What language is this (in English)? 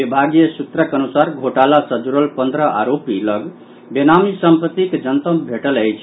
Maithili